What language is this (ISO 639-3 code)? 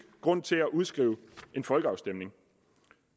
dan